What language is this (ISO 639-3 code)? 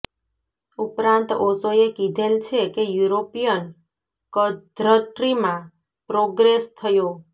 guj